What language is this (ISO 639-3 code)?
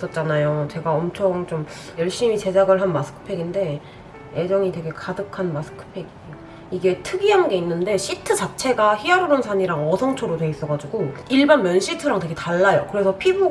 kor